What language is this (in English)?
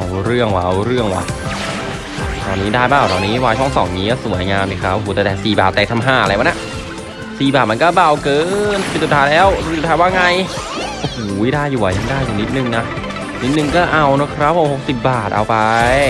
Thai